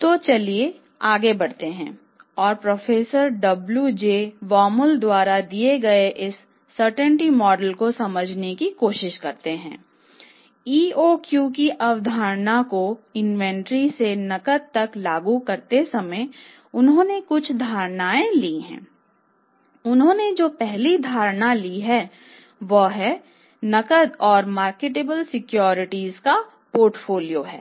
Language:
Hindi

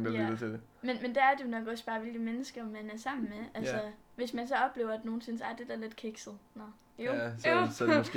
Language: Danish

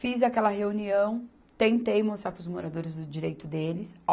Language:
Portuguese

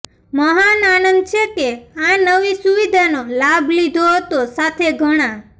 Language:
Gujarati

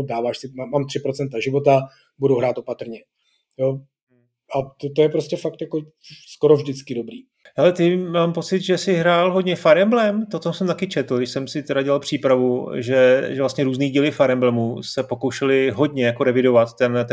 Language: Czech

